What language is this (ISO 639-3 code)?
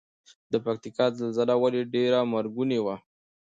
pus